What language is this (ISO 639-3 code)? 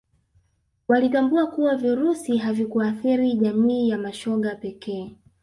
swa